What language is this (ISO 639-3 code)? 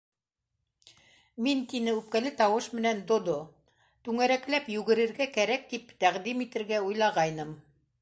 bak